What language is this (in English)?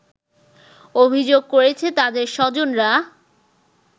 Bangla